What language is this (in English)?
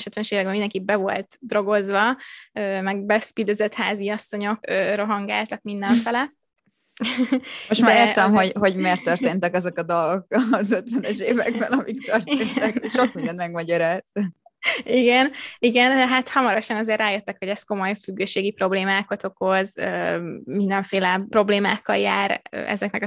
Hungarian